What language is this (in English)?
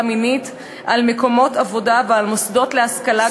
Hebrew